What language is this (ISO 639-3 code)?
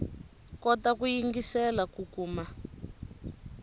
tso